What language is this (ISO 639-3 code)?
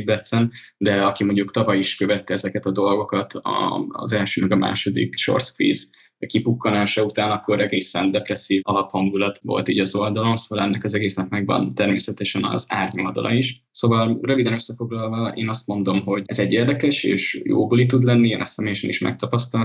hun